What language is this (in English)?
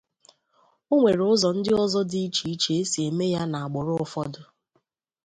Igbo